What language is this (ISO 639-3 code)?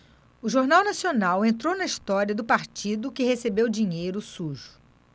por